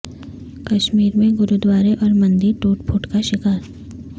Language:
Urdu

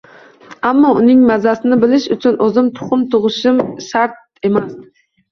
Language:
Uzbek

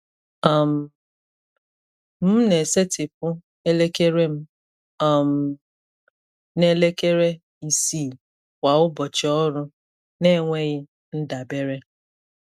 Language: Igbo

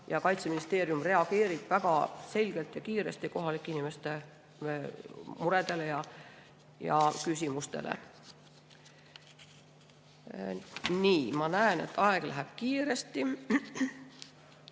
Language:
Estonian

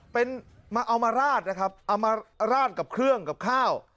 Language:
Thai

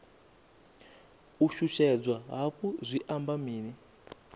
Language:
Venda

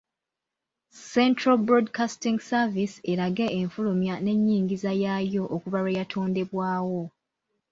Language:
Ganda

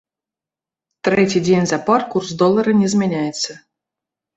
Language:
Belarusian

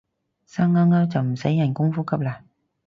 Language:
Cantonese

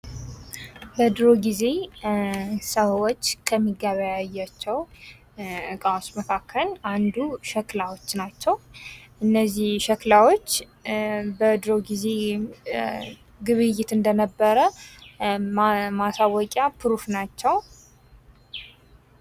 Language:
Amharic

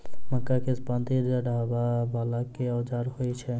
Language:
Maithili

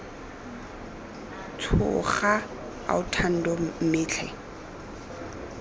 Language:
Tswana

